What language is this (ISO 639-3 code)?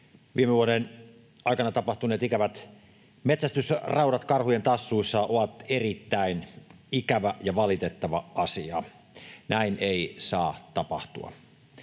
fin